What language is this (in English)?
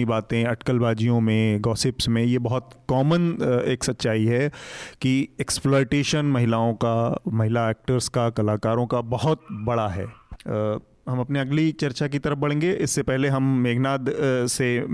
Hindi